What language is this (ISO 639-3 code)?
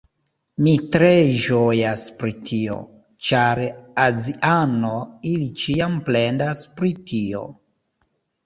epo